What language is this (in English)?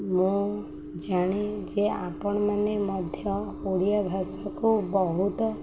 Odia